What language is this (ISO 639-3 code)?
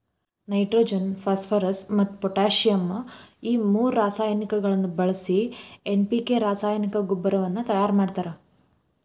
kan